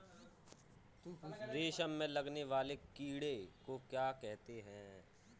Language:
Hindi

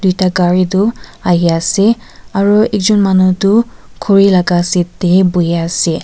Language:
Naga Pidgin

